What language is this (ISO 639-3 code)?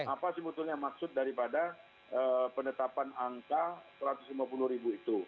ind